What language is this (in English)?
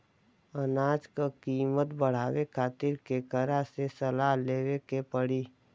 Bhojpuri